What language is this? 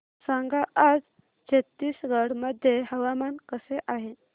Marathi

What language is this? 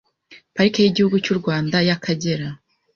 Kinyarwanda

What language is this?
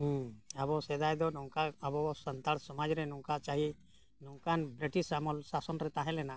Santali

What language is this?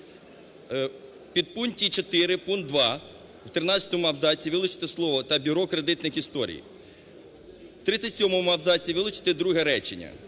Ukrainian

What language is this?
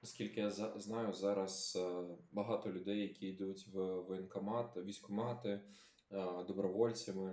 Ukrainian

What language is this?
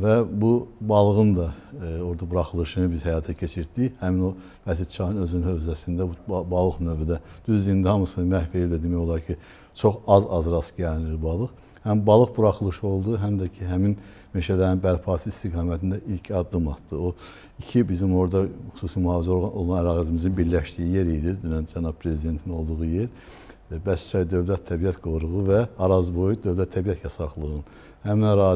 Turkish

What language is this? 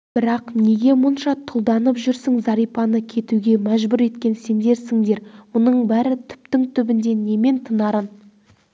Kazakh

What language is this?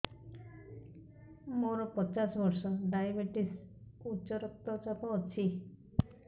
Odia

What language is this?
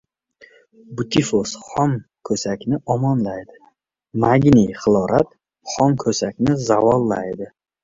Uzbek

